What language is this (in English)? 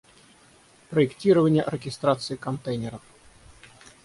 Russian